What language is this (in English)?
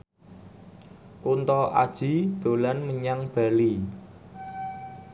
Javanese